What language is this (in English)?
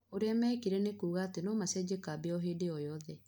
Kikuyu